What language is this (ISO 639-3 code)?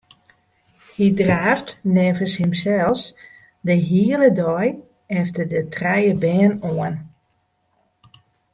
fry